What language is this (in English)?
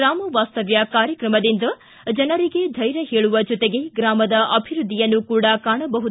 Kannada